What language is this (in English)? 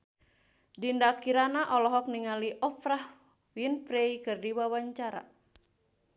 Sundanese